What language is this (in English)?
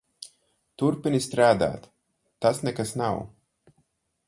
Latvian